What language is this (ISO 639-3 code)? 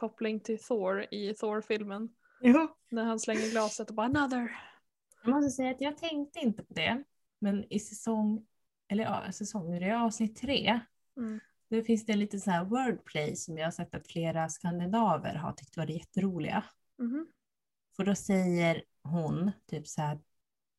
swe